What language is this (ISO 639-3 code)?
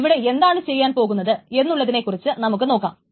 mal